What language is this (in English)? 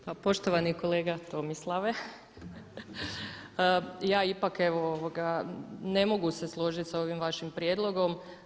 Croatian